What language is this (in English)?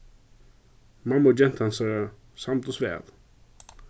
Faroese